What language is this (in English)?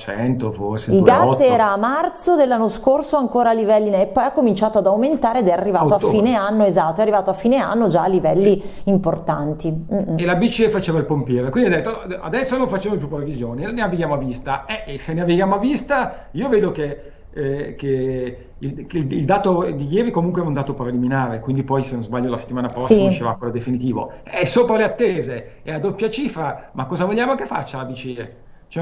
Italian